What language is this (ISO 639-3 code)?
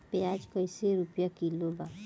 bho